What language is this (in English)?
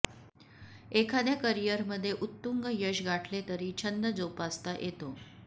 Marathi